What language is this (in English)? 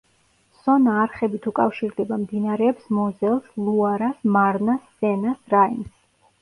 Georgian